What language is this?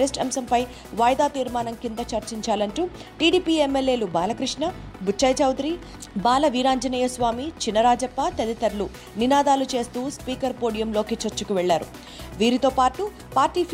Telugu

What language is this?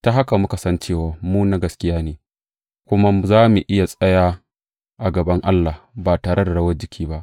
Hausa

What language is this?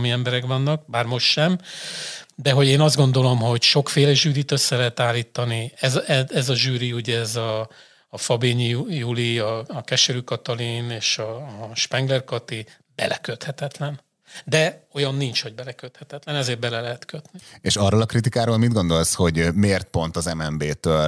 Hungarian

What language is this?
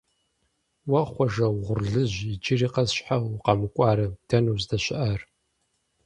Kabardian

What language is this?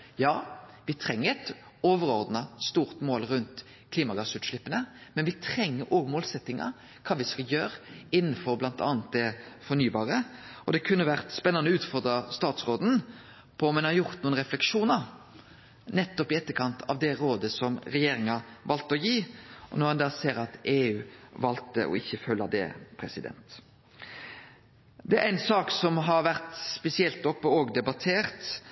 Norwegian Nynorsk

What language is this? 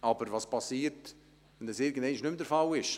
Swiss German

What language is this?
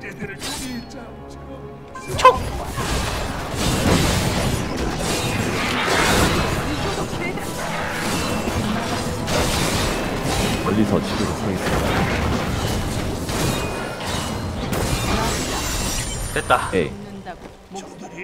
Korean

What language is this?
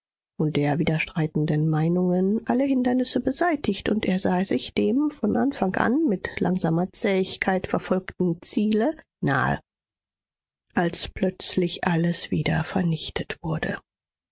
German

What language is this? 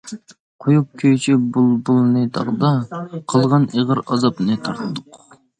Uyghur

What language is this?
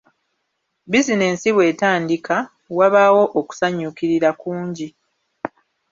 Ganda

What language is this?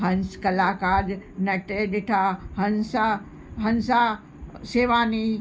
Sindhi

